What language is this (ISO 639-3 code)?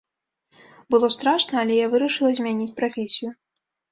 bel